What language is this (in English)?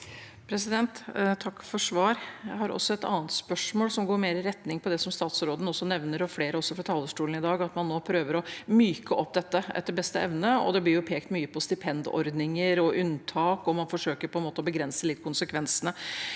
Norwegian